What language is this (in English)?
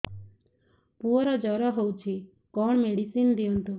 Odia